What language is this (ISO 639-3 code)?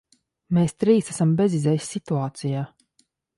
lav